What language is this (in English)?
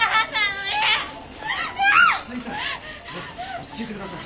Japanese